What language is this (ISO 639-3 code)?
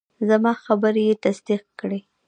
pus